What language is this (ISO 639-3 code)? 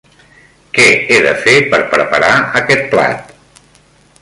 cat